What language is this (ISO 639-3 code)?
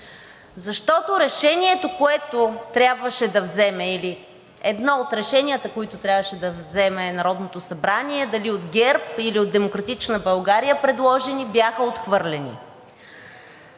bul